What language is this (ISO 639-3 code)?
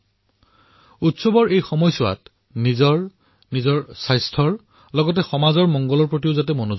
asm